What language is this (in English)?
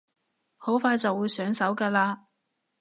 Cantonese